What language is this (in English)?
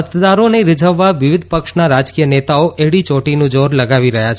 Gujarati